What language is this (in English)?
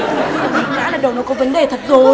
Vietnamese